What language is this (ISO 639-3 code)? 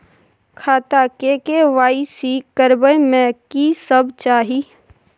mai